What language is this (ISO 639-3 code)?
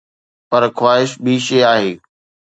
snd